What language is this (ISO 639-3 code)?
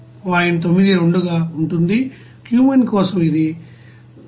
tel